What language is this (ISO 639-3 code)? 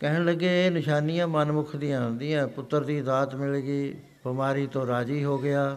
pan